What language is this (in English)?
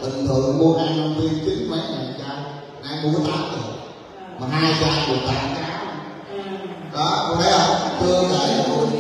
Vietnamese